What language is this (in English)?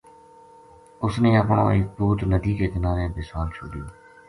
Gujari